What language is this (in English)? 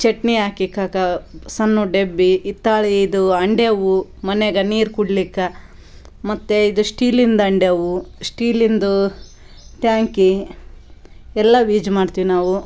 Kannada